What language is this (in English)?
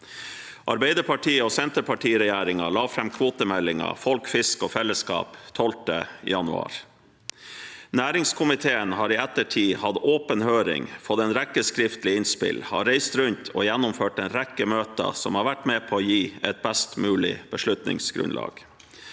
Norwegian